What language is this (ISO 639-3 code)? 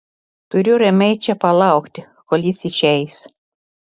lit